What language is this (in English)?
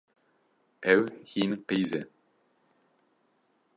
Kurdish